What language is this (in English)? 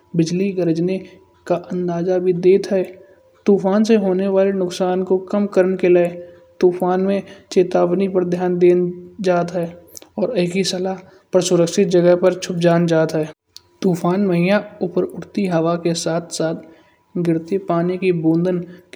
Kanauji